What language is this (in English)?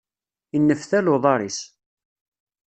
Kabyle